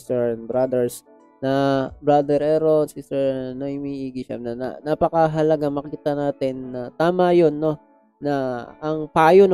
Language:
Filipino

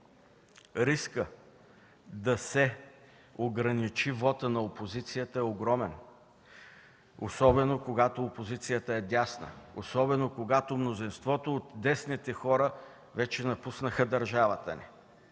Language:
Bulgarian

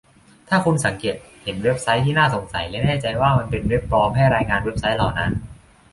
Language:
Thai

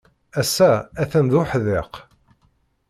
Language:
Kabyle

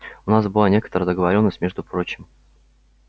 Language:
Russian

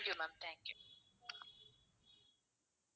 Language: Tamil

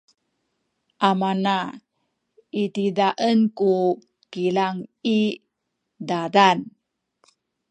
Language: Sakizaya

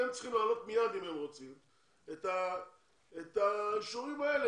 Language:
Hebrew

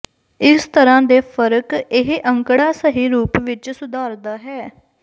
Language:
Punjabi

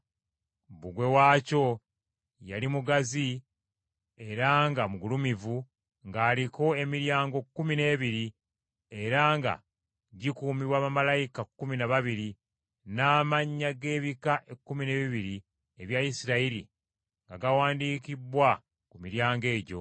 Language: Ganda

